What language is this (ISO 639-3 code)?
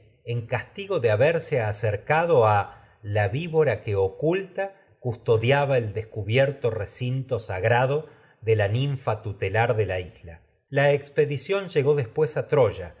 spa